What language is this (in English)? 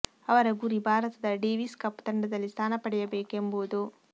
Kannada